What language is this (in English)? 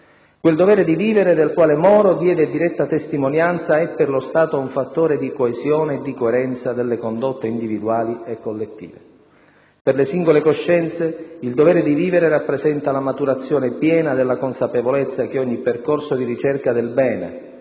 Italian